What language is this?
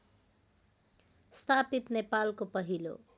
Nepali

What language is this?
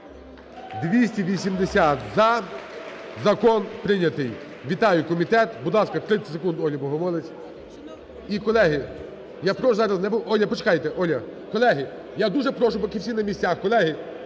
Ukrainian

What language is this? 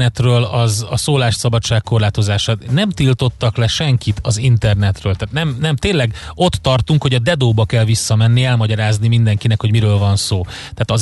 Hungarian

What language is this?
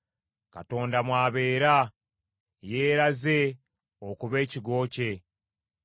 Ganda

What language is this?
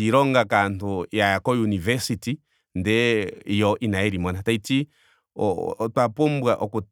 Ndonga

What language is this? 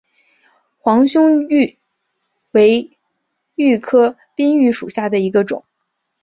Chinese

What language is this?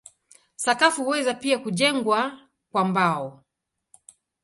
Swahili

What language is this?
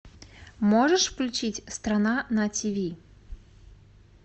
Russian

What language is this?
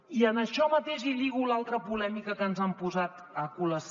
Catalan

